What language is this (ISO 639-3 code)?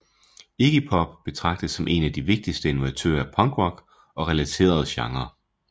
dan